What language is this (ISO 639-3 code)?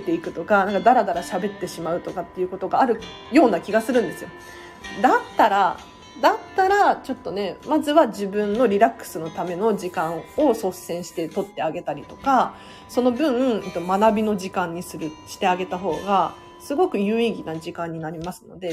jpn